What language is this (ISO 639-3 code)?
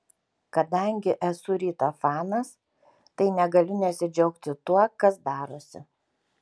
lit